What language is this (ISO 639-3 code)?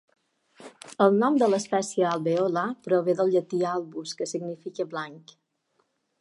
cat